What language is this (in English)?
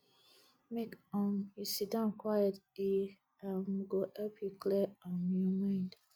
Nigerian Pidgin